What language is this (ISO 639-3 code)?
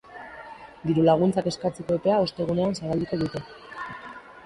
eus